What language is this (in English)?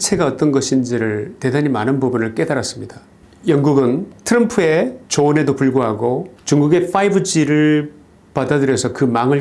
Korean